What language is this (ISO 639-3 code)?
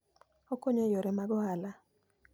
luo